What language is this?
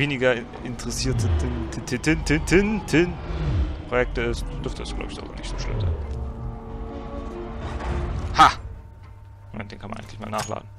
German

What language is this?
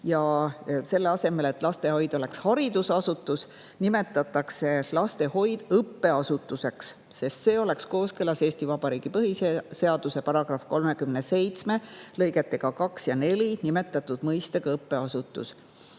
Estonian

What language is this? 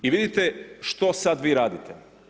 Croatian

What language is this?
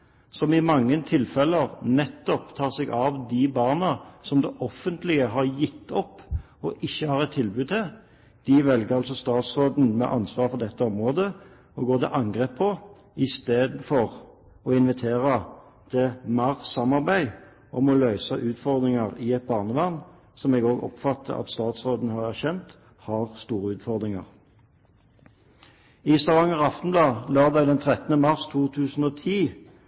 Norwegian Bokmål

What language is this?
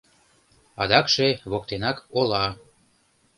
Mari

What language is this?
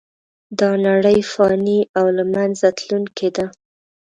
Pashto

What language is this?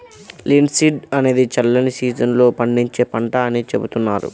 Telugu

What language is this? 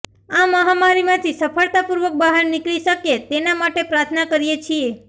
Gujarati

